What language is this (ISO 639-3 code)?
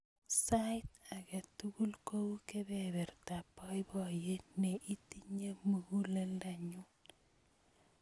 kln